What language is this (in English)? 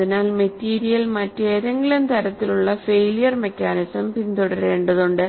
Malayalam